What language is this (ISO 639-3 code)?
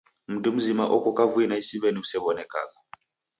dav